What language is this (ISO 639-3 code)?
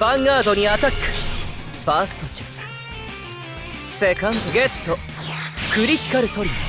jpn